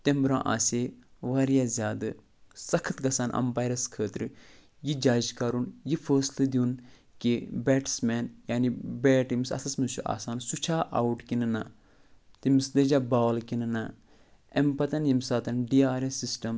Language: Kashmiri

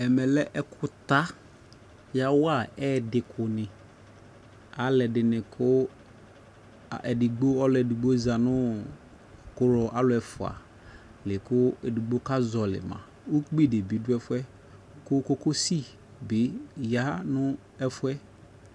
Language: Ikposo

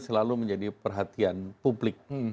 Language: Indonesian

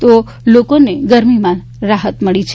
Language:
Gujarati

